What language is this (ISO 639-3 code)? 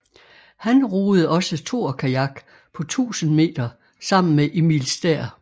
dan